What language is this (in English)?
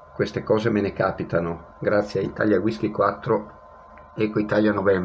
Italian